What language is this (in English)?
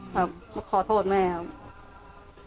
Thai